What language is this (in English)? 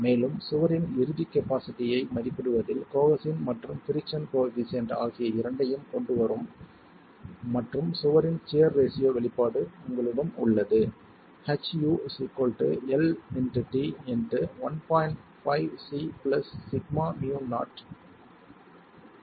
Tamil